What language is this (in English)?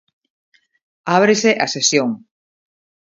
Galician